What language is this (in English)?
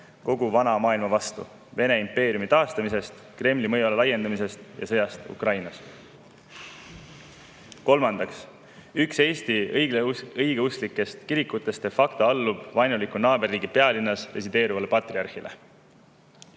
Estonian